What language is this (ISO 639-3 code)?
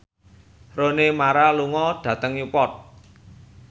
jav